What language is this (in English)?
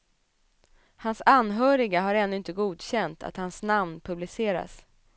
Swedish